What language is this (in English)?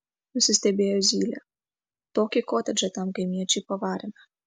Lithuanian